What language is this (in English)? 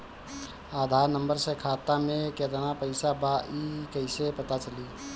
Bhojpuri